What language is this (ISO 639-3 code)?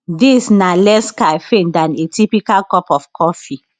pcm